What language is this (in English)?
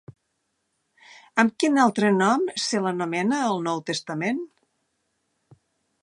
Catalan